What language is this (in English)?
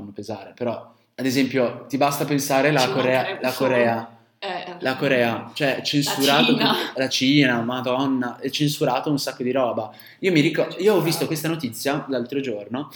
Italian